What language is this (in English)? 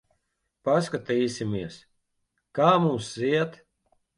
Latvian